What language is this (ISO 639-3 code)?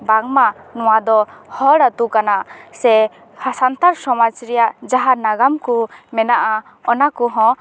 sat